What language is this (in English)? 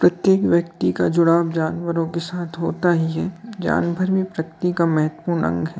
Hindi